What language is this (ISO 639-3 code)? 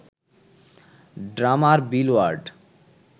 ben